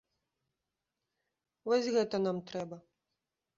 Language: Belarusian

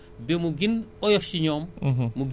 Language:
Wolof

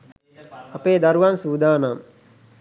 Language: Sinhala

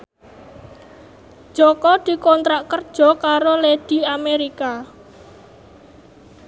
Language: Javanese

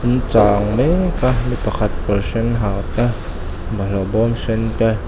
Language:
Mizo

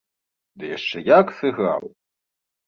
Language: Belarusian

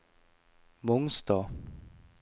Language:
Norwegian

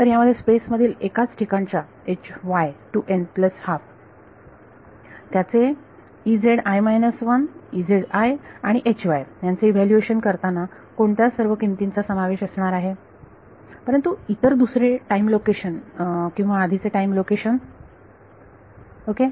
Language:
Marathi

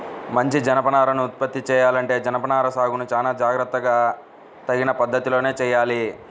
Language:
Telugu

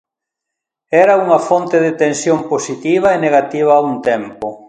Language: Galician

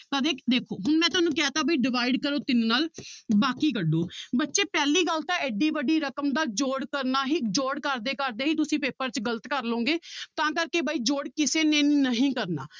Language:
Punjabi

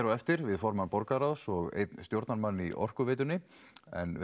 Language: Icelandic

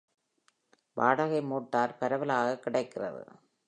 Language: Tamil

